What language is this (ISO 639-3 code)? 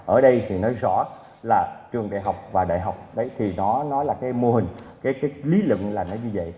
vie